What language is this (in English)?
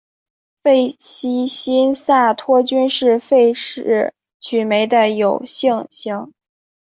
Chinese